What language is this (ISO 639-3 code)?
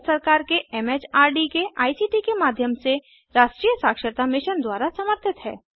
hin